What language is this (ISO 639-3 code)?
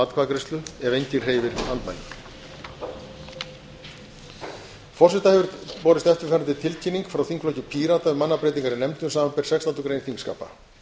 isl